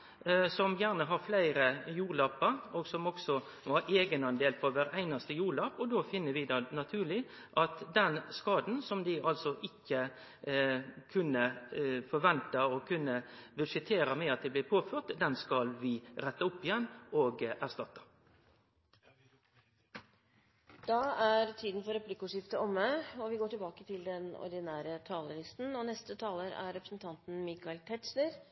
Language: Norwegian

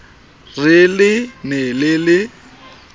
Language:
Southern Sotho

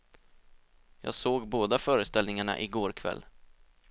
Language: Swedish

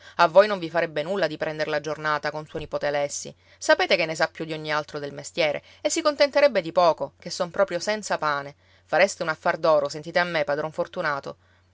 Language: Italian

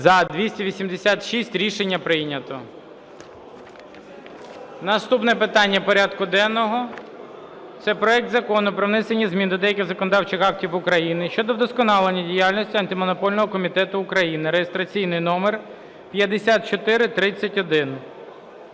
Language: Ukrainian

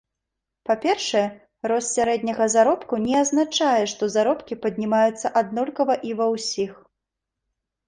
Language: Belarusian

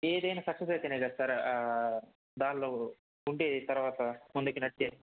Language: Telugu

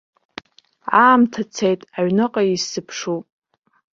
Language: Abkhazian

